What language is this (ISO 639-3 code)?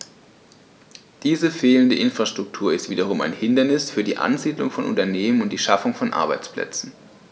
deu